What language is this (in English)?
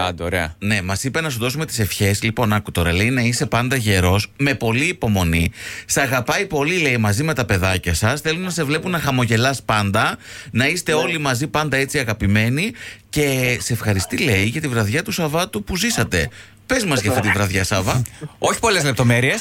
Greek